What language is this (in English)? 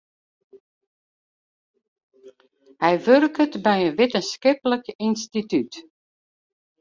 Western Frisian